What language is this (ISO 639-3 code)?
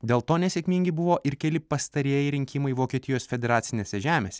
lit